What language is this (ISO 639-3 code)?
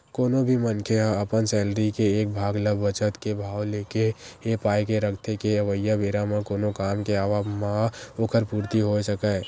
hne